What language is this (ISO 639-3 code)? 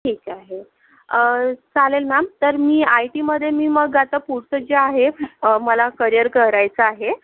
mar